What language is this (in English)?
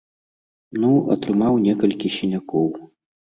Belarusian